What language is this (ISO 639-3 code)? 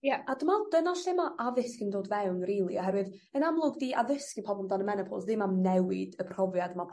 cym